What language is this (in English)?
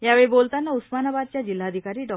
Marathi